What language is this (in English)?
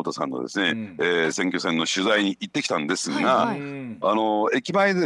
Japanese